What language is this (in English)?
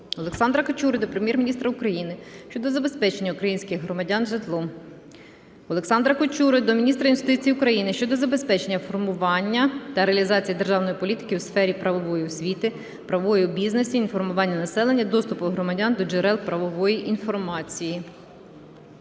Ukrainian